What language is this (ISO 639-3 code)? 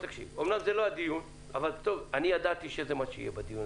heb